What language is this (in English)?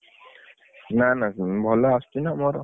Odia